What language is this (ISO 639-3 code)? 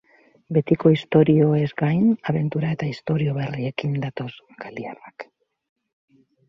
eus